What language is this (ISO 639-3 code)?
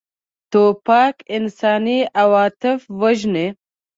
pus